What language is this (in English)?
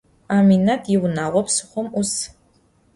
Adyghe